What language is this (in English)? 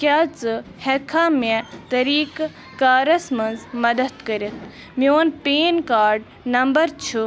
Kashmiri